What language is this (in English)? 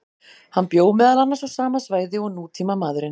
Icelandic